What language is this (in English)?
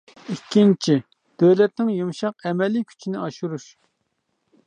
Uyghur